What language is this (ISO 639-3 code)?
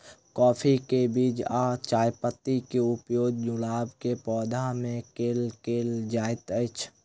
mai